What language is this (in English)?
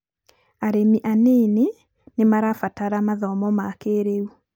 Kikuyu